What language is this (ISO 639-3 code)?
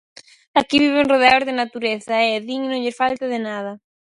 glg